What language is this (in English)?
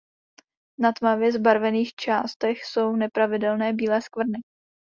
Czech